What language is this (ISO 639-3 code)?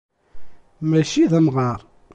kab